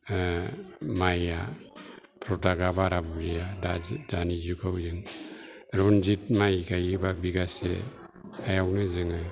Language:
Bodo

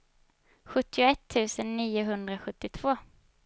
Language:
Swedish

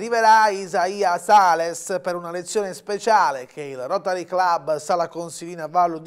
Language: Italian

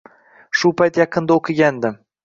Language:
Uzbek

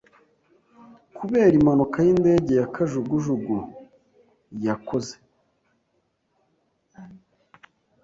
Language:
Kinyarwanda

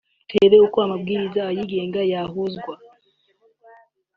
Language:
Kinyarwanda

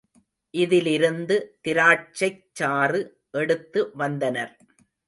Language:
Tamil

